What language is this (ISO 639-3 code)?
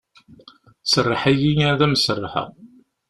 kab